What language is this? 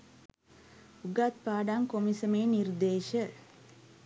Sinhala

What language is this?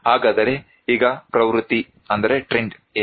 Kannada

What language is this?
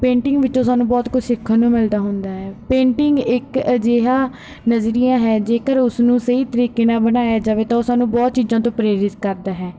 Punjabi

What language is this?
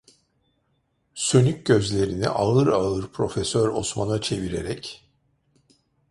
Turkish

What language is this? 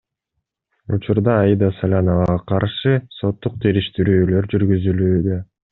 Kyrgyz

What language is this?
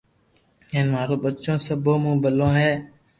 Loarki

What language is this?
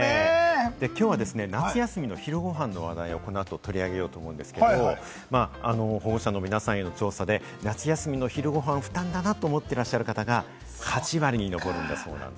Japanese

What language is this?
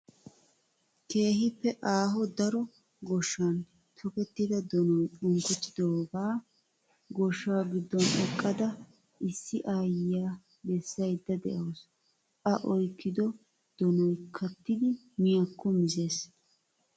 Wolaytta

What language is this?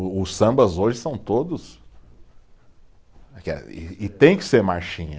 Portuguese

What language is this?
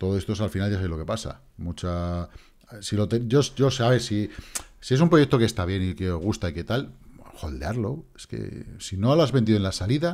Spanish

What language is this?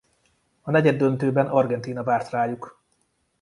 Hungarian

